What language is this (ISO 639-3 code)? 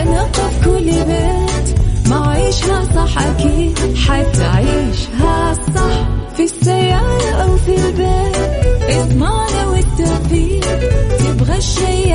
ara